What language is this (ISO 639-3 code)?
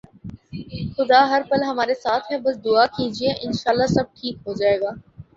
urd